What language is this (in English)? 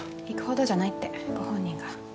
Japanese